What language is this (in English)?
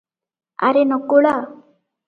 Odia